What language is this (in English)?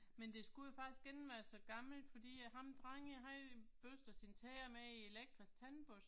Danish